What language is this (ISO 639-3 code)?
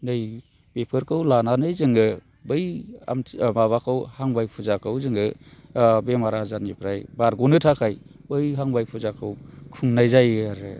brx